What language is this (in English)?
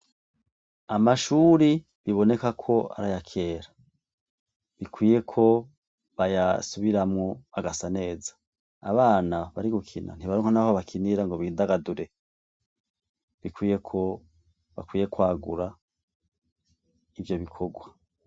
Rundi